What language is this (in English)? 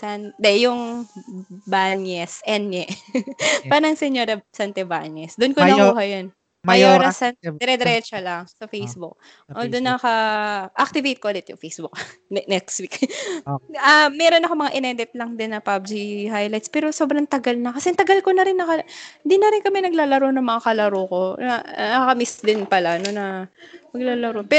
Filipino